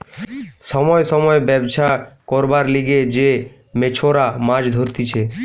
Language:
Bangla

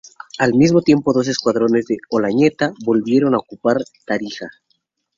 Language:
Spanish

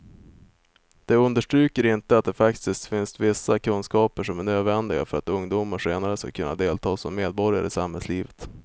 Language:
Swedish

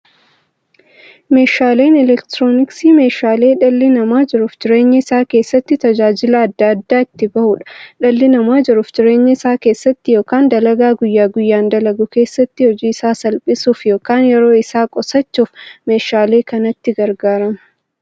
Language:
Oromo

